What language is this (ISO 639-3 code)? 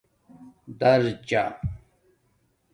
dmk